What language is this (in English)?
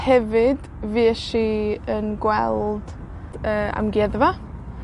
Welsh